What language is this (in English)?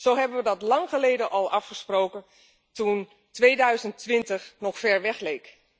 Dutch